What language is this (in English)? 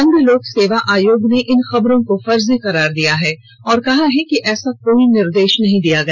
Hindi